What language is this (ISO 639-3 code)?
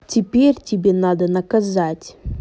rus